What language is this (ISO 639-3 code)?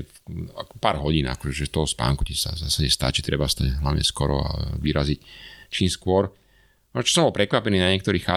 slk